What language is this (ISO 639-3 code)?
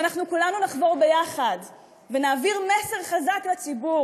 heb